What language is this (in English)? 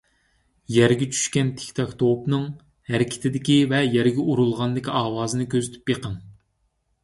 Uyghur